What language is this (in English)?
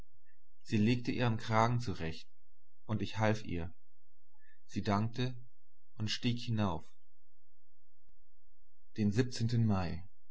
German